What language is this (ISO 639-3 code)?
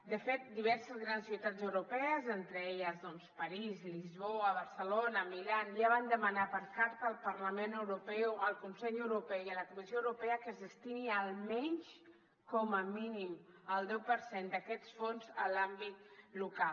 cat